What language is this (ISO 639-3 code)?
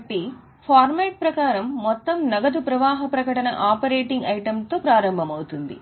tel